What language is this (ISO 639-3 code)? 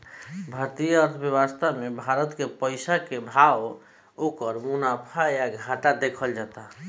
bho